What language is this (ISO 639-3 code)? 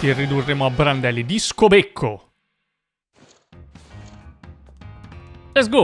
ita